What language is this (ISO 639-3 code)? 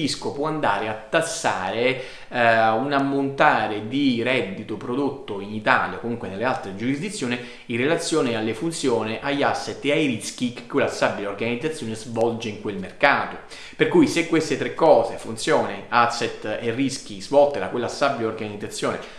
ita